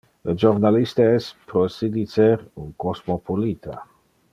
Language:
Interlingua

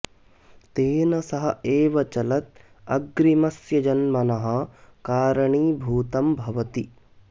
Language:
Sanskrit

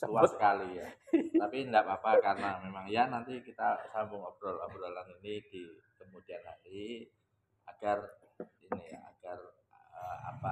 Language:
Indonesian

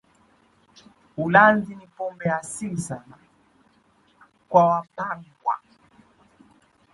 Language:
Swahili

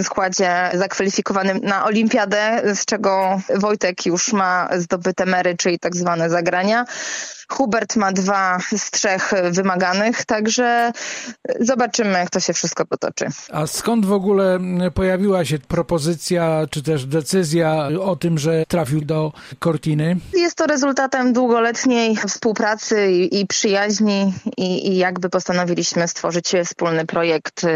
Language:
Polish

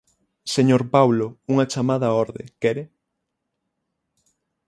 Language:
Galician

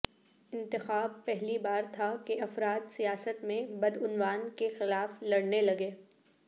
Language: Urdu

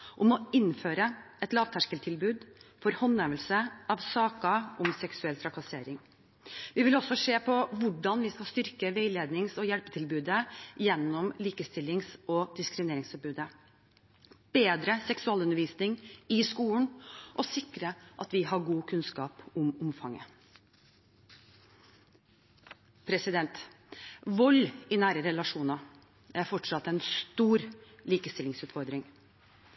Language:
Norwegian Bokmål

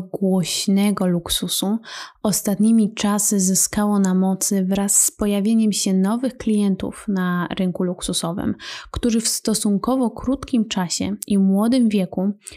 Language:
Polish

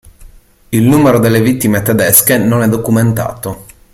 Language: Italian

